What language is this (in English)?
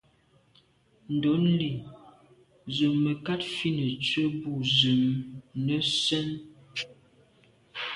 Medumba